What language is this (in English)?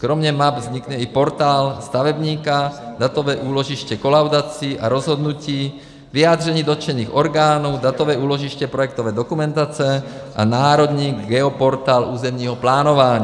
Czech